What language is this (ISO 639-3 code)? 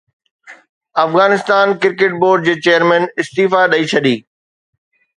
snd